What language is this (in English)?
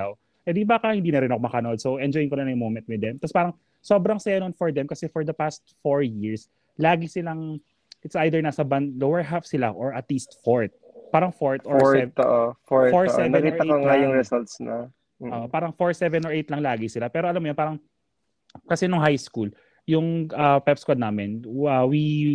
Filipino